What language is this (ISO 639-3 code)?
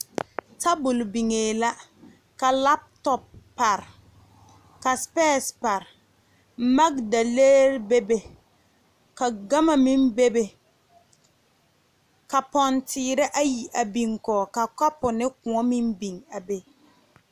dga